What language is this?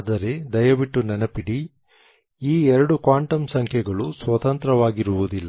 Kannada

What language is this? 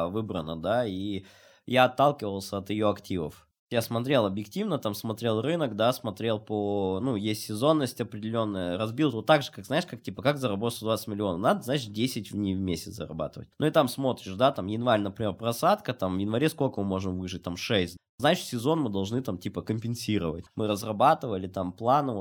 Russian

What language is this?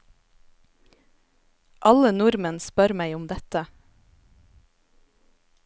Norwegian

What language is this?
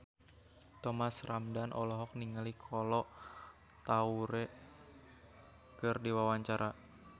Sundanese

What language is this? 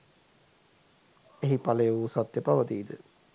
Sinhala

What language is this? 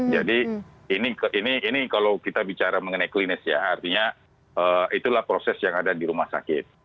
Indonesian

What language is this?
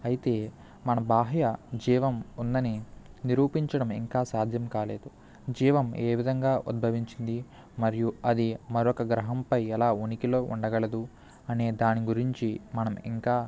Telugu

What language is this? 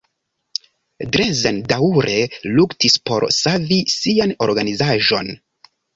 Esperanto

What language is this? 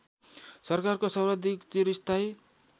Nepali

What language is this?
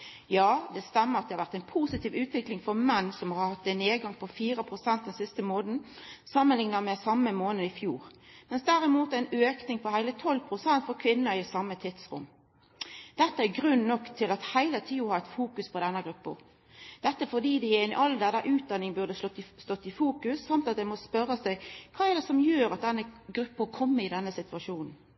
Norwegian Nynorsk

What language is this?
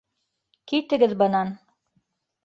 Bashkir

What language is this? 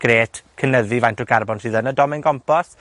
Welsh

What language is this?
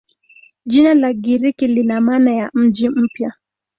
Swahili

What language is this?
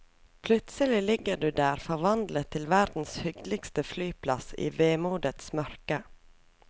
Norwegian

